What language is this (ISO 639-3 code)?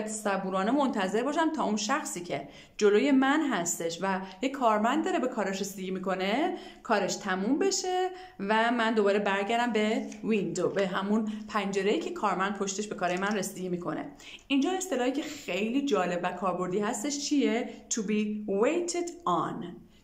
fas